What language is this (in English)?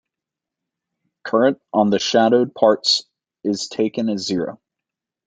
English